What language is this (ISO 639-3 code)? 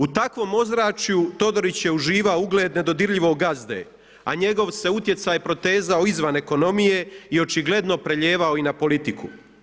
hrv